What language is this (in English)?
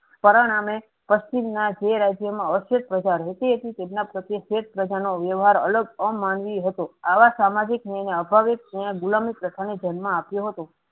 Gujarati